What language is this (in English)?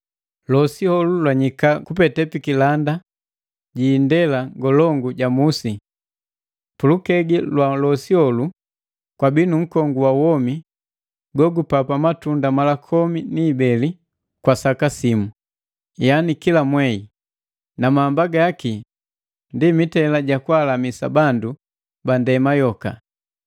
Matengo